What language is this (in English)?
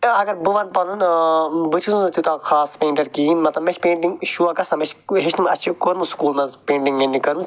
Kashmiri